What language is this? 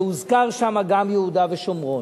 Hebrew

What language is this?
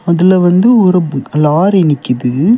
Tamil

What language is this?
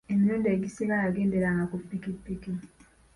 Ganda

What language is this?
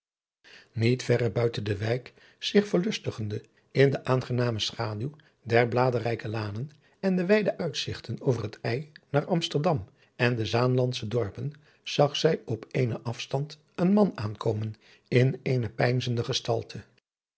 Dutch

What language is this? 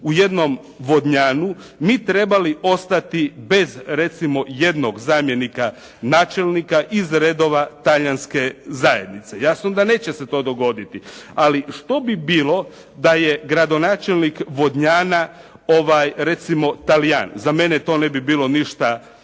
Croatian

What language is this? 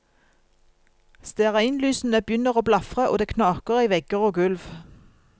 Norwegian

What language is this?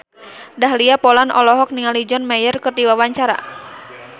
Sundanese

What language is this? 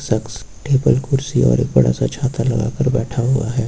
Hindi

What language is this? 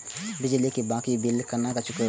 Maithili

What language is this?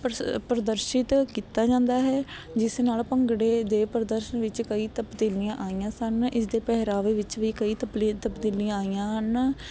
Punjabi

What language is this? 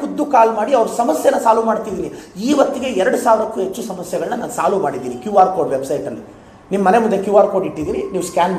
Kannada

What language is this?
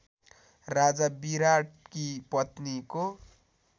Nepali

